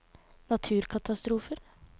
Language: Norwegian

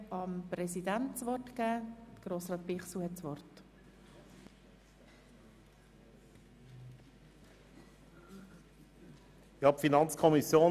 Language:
Swiss German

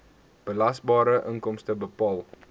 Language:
Afrikaans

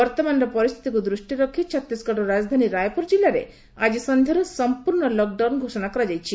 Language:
Odia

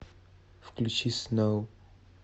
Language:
Russian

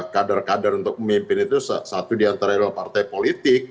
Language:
Indonesian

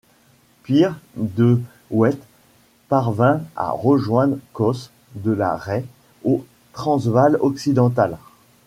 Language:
French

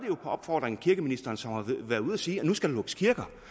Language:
Danish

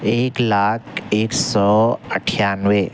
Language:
Urdu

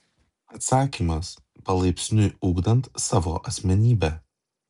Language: Lithuanian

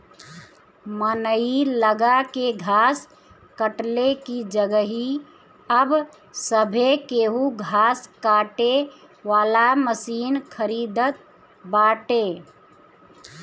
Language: Bhojpuri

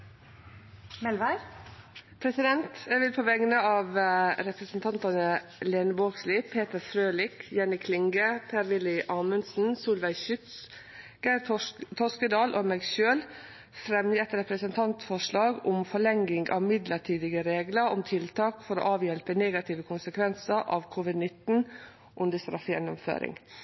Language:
Norwegian Nynorsk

